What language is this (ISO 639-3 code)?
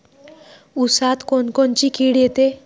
mar